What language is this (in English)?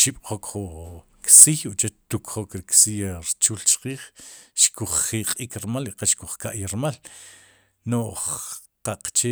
Sipacapense